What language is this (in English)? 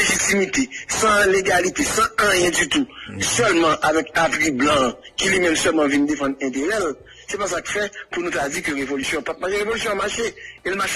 French